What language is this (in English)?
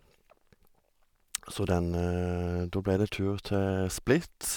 Norwegian